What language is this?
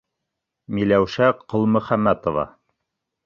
Bashkir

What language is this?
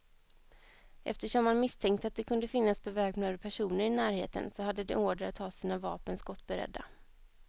Swedish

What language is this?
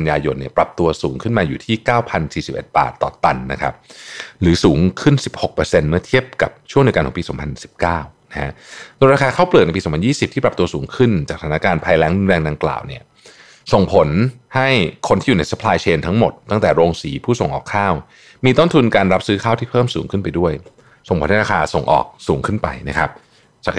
Thai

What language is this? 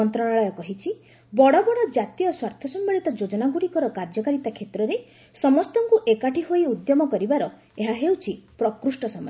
Odia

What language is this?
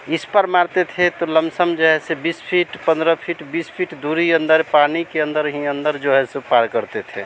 Hindi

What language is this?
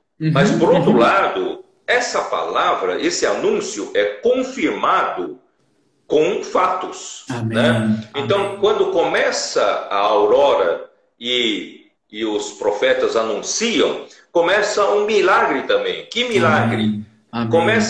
Portuguese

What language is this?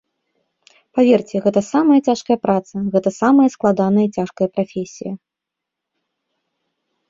Belarusian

